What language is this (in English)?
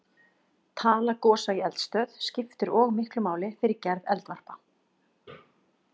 Icelandic